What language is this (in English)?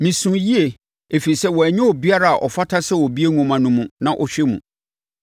Akan